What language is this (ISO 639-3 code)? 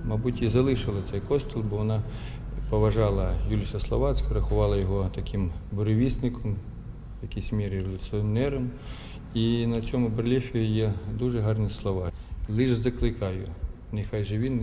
ukr